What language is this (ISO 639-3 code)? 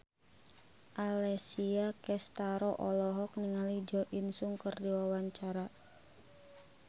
sun